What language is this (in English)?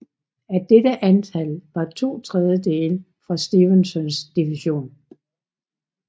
Danish